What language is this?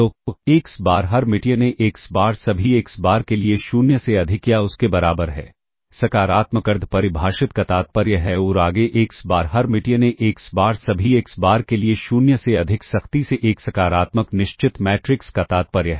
Hindi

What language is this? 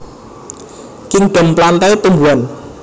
Javanese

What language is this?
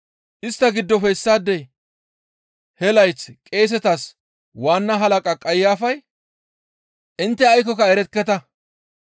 Gamo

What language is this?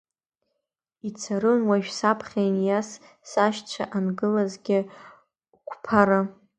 Abkhazian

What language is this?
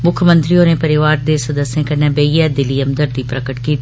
Dogri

